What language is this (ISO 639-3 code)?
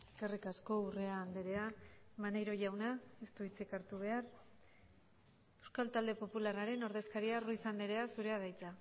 eus